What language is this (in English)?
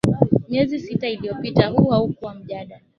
Swahili